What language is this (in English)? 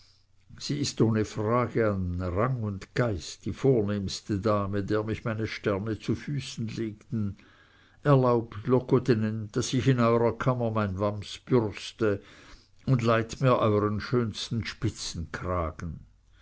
German